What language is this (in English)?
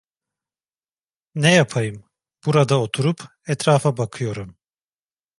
Turkish